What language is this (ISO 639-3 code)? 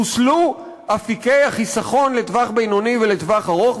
heb